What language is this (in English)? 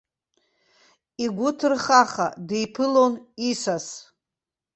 Abkhazian